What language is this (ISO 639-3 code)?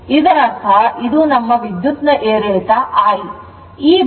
kan